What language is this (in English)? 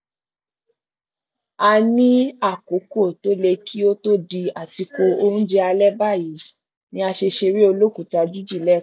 Yoruba